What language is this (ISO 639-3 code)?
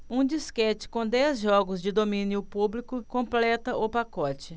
por